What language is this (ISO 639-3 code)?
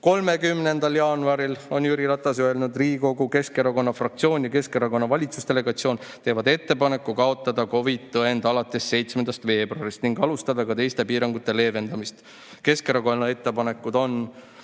est